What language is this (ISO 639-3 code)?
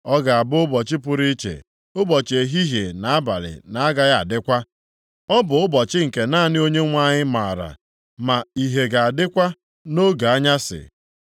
ibo